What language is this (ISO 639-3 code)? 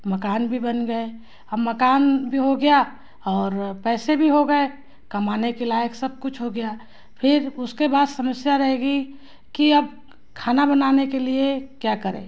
hin